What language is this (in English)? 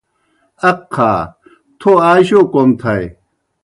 Kohistani Shina